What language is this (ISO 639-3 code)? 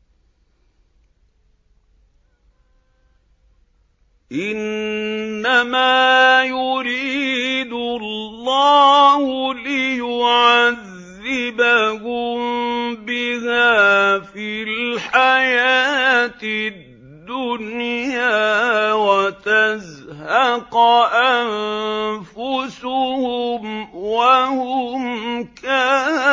ara